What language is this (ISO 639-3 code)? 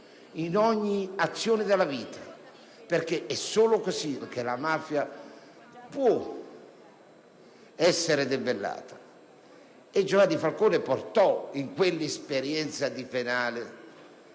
ita